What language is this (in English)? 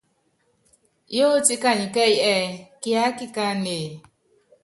Yangben